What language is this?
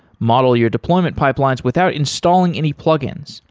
English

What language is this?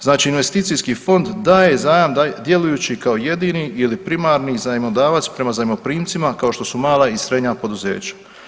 Croatian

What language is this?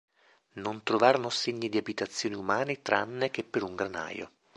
Italian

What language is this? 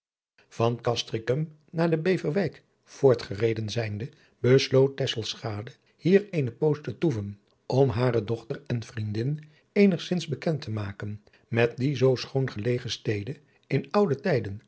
Dutch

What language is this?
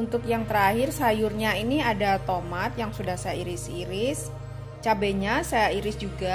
Indonesian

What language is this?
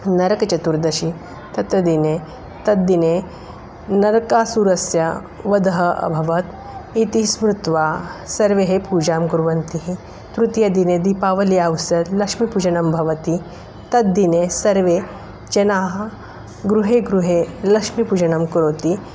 Sanskrit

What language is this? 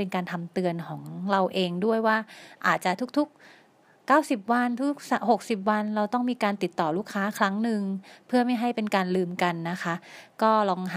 Thai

